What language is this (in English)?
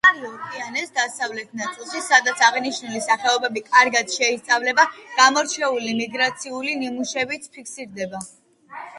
Georgian